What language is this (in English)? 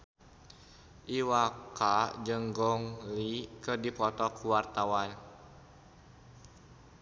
Sundanese